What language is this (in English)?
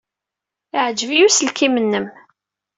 Kabyle